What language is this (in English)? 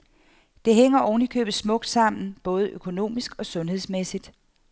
Danish